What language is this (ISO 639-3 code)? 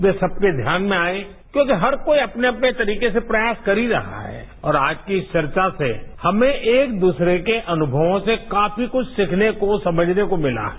hin